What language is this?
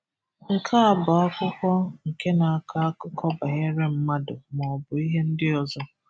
Igbo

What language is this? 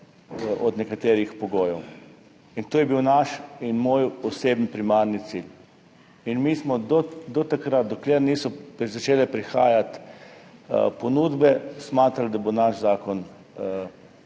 Slovenian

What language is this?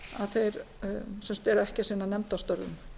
Icelandic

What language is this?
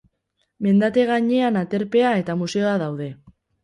Basque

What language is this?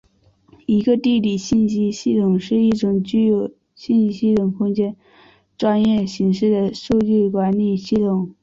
Chinese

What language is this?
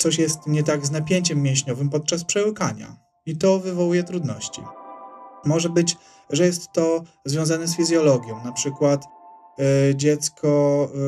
Polish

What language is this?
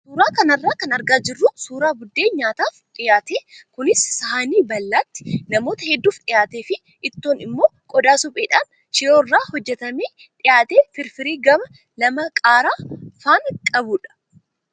Oromo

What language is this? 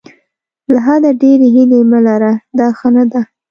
Pashto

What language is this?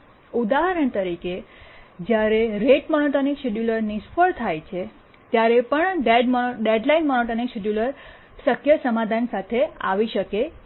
Gujarati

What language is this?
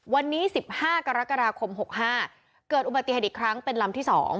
Thai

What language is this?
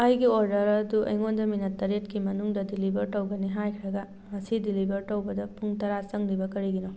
Manipuri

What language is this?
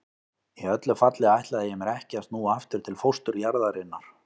Icelandic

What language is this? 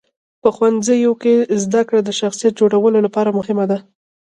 Pashto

